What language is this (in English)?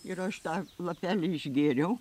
Lithuanian